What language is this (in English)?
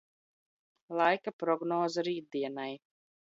Latvian